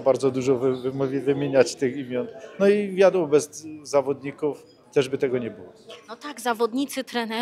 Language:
Polish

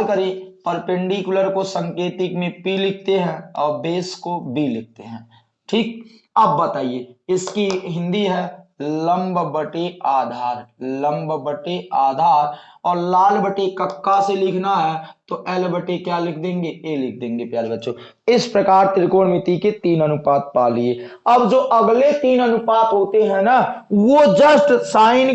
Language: Hindi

